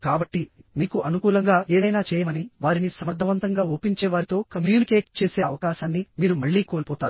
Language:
Telugu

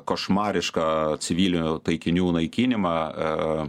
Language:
Lithuanian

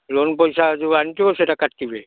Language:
Odia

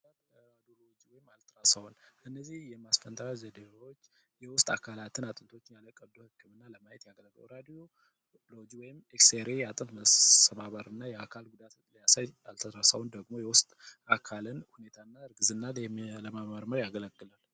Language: Amharic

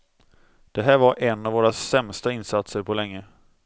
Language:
Swedish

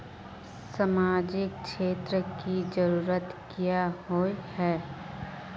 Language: Magahi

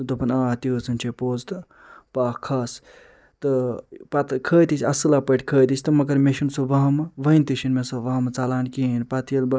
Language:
Kashmiri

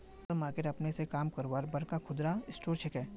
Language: Magahi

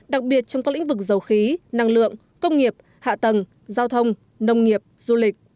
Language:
Vietnamese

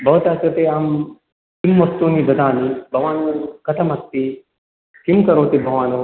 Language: Sanskrit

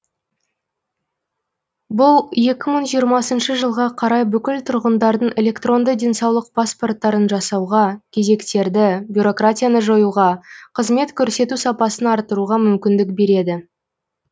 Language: Kazakh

